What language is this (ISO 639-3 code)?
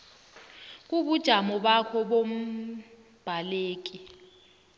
nbl